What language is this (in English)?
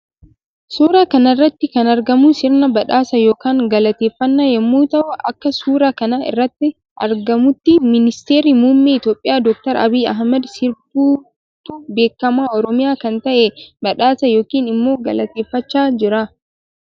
Oromo